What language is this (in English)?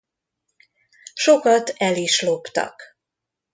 Hungarian